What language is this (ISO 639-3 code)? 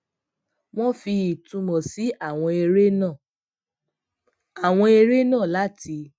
yor